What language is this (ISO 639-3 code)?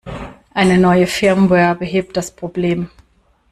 deu